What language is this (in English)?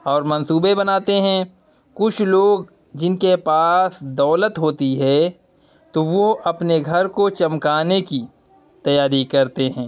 Urdu